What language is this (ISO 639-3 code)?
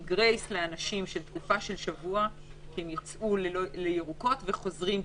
heb